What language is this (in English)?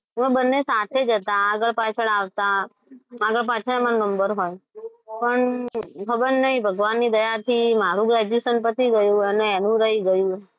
Gujarati